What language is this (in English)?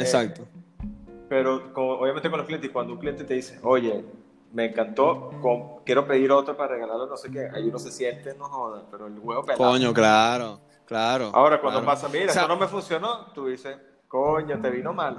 Spanish